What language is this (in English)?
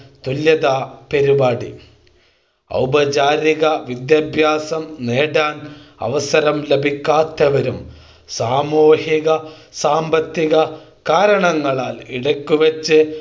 Malayalam